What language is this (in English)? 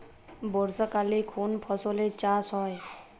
Bangla